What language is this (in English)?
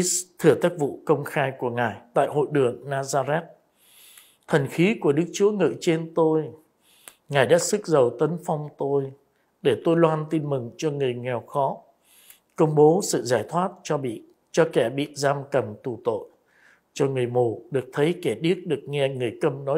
Vietnamese